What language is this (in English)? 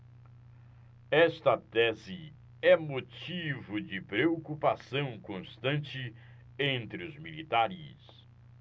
Portuguese